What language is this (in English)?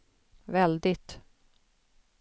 Swedish